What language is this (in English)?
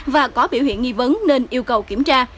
Vietnamese